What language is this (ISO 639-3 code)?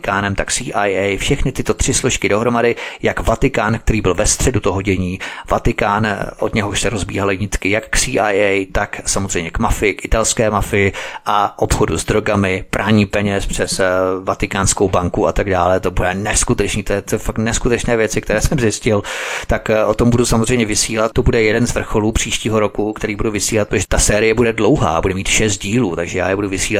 ces